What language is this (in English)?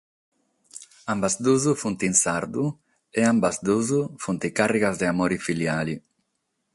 Sardinian